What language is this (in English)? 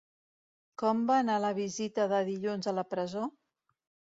Catalan